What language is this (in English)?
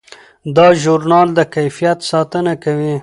Pashto